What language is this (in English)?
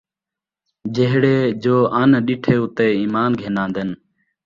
Saraiki